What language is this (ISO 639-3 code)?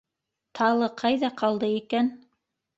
bak